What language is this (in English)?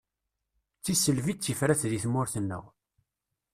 Kabyle